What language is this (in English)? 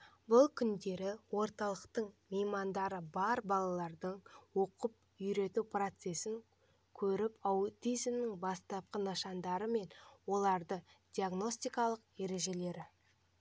Kazakh